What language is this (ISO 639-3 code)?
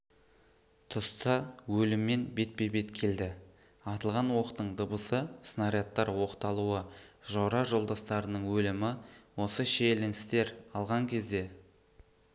kaz